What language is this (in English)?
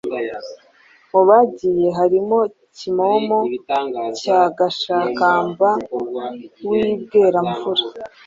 Kinyarwanda